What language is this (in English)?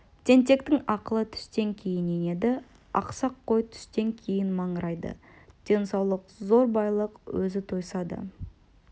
Kazakh